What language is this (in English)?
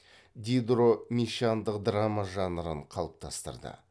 Kazakh